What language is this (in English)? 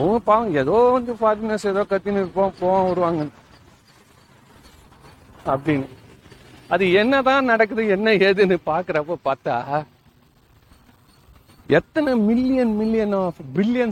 Tamil